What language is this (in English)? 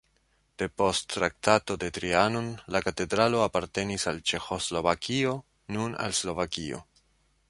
Esperanto